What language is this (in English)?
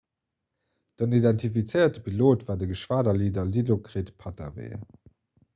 Luxembourgish